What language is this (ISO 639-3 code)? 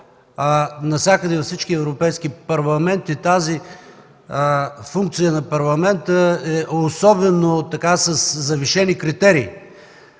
bul